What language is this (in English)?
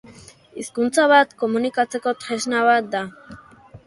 Basque